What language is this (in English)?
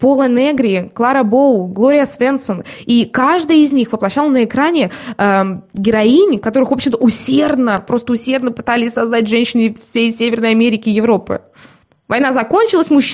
Russian